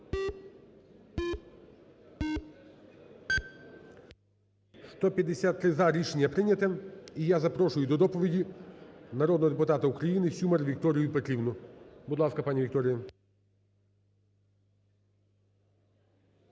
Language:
Ukrainian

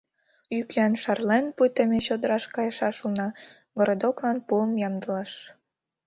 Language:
Mari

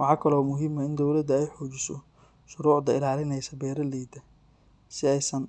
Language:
Somali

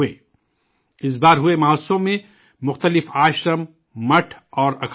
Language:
Urdu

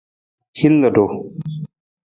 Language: Nawdm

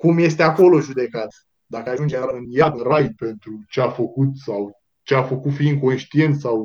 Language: Romanian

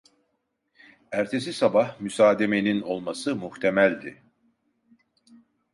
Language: Turkish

